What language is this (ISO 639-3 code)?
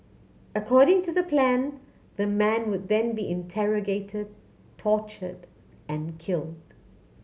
eng